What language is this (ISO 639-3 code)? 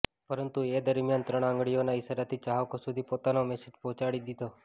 guj